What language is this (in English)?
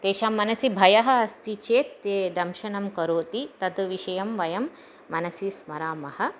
Sanskrit